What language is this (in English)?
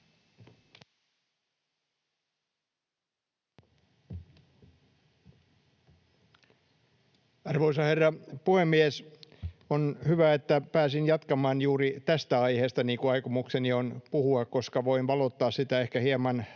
Finnish